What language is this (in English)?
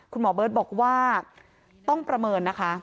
Thai